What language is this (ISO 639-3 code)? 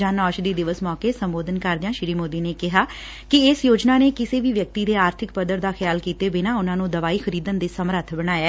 pan